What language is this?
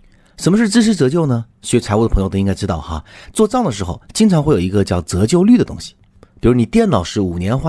Chinese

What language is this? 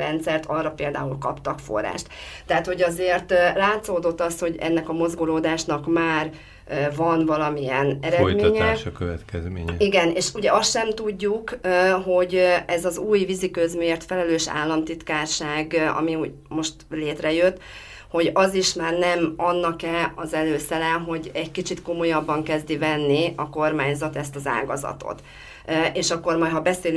Hungarian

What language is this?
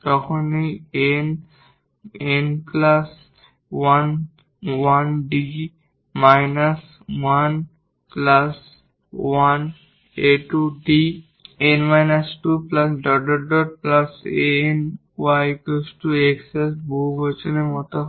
Bangla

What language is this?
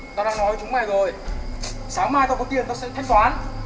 Vietnamese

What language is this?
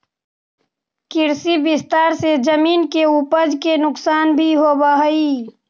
Magahi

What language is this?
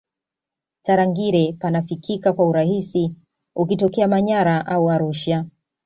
Swahili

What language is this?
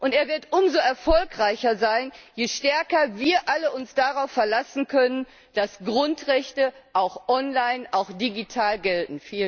German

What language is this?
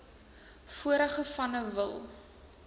Afrikaans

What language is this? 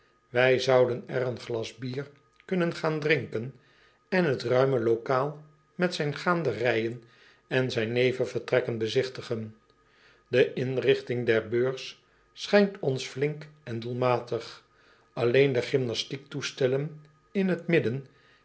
Dutch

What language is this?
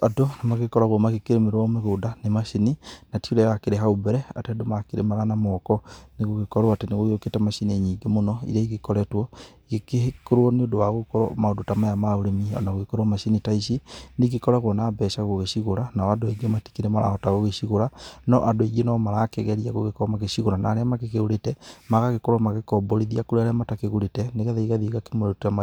Kikuyu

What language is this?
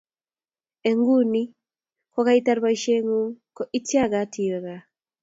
Kalenjin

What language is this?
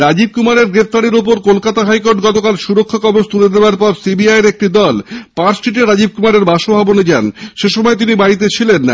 Bangla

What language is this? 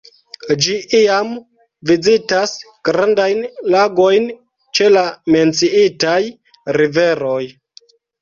Esperanto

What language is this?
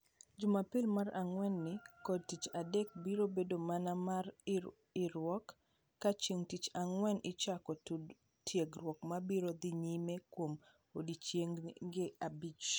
Luo (Kenya and Tanzania)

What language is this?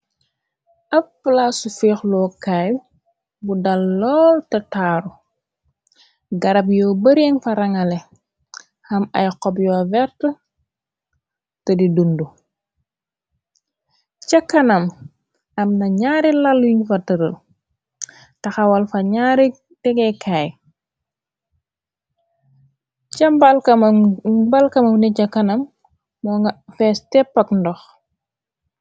Wolof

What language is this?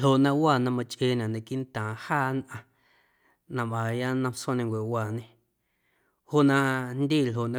Guerrero Amuzgo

